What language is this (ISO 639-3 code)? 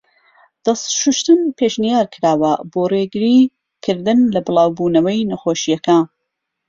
ckb